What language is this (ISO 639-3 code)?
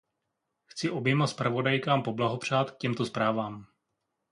ces